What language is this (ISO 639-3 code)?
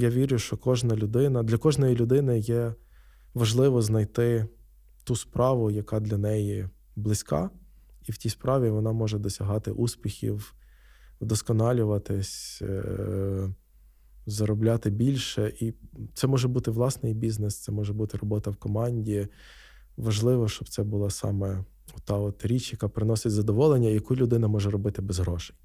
ukr